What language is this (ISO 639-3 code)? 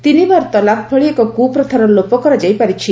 ori